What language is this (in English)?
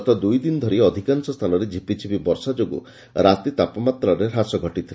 Odia